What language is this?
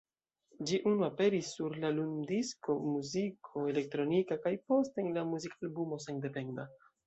Esperanto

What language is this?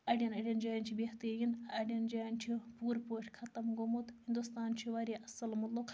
Kashmiri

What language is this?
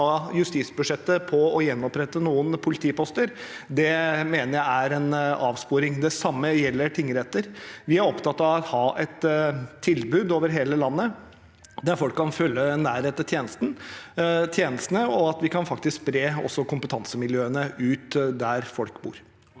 Norwegian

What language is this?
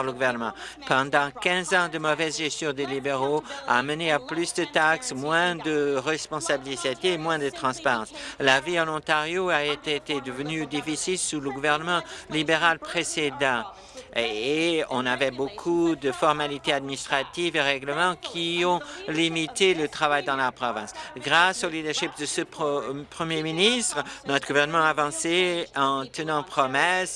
French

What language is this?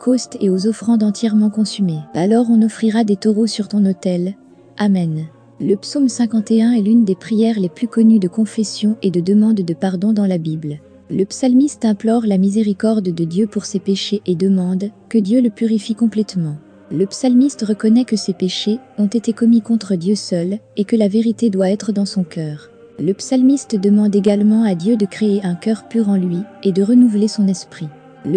French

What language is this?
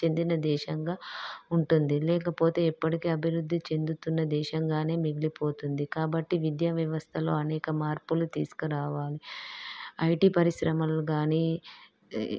Telugu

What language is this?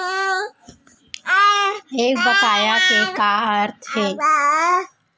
Chhattisgarhi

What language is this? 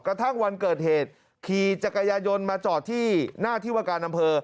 Thai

